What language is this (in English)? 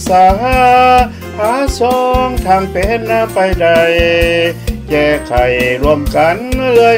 Thai